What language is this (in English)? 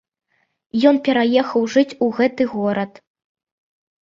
Belarusian